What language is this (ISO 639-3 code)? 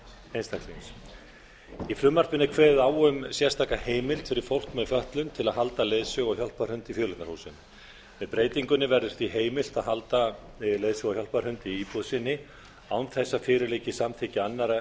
isl